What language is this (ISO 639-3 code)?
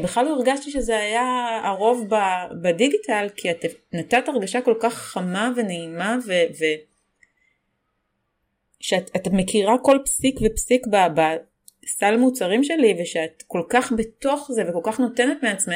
heb